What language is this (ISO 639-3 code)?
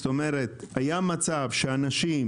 heb